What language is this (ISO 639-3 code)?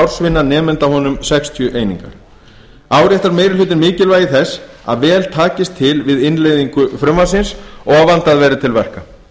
isl